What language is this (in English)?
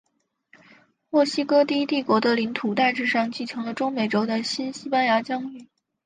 Chinese